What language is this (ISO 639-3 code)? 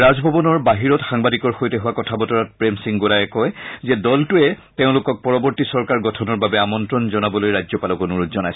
asm